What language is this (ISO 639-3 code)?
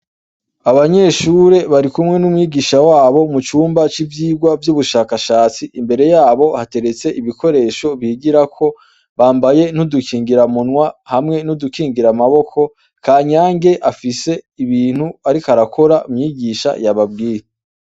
run